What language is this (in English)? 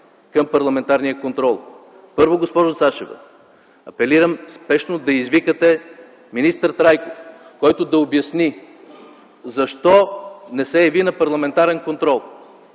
Bulgarian